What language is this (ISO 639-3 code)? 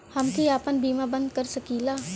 bho